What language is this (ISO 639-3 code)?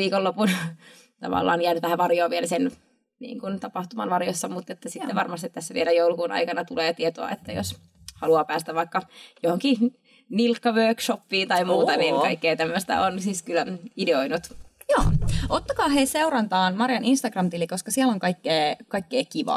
fin